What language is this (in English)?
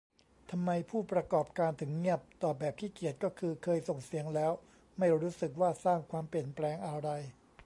Thai